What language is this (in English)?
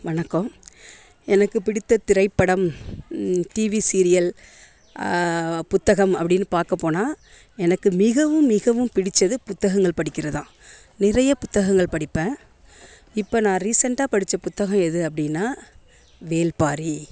Tamil